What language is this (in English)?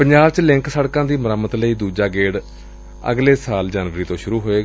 Punjabi